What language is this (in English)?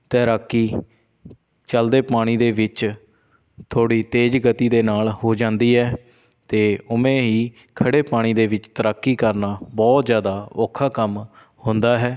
Punjabi